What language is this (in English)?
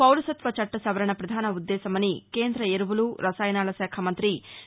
Telugu